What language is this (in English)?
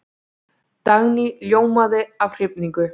Icelandic